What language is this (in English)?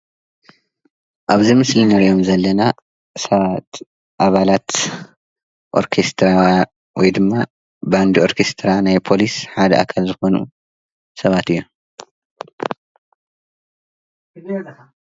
Tigrinya